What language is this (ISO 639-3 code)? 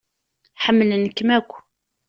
kab